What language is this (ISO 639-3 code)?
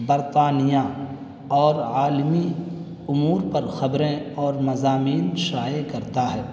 urd